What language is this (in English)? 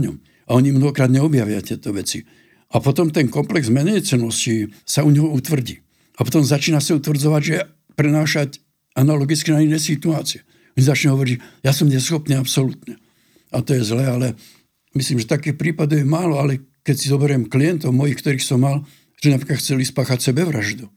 Slovak